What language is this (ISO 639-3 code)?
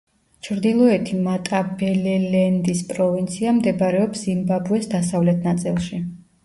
kat